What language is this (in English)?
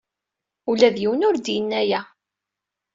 Kabyle